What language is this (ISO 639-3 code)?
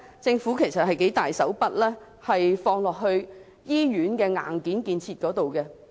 yue